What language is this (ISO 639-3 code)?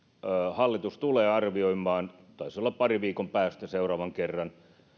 fin